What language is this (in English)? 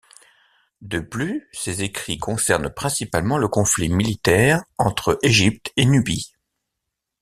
French